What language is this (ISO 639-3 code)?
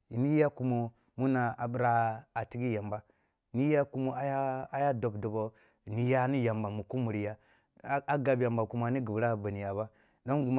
bbu